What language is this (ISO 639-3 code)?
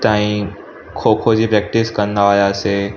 snd